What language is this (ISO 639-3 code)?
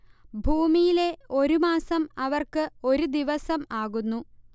mal